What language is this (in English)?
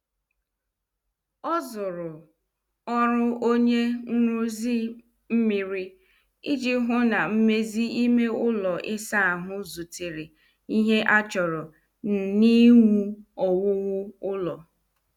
Igbo